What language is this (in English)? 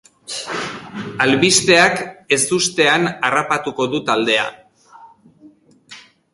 Basque